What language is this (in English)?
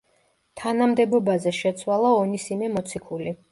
Georgian